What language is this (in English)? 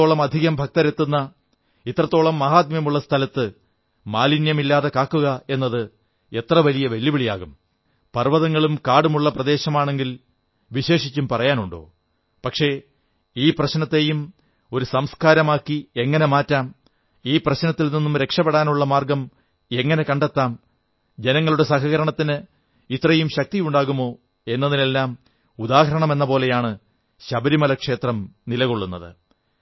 Malayalam